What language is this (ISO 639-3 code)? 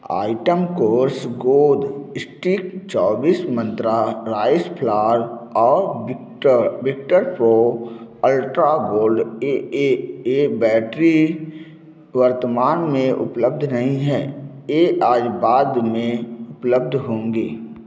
hin